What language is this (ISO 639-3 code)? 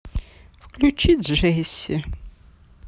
rus